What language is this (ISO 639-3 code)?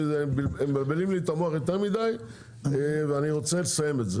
heb